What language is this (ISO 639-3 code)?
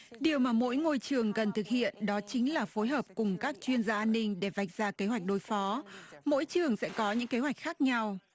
vie